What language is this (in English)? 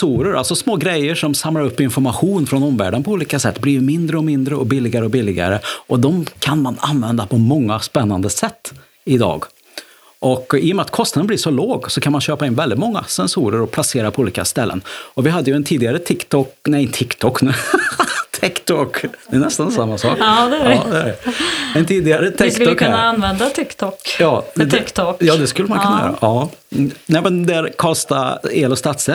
Swedish